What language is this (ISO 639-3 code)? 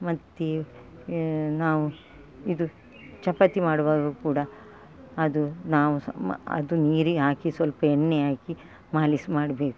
kan